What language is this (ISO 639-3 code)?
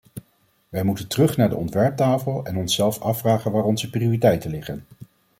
nld